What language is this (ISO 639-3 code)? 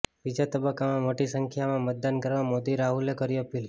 guj